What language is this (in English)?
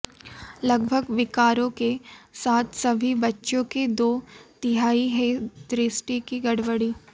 Hindi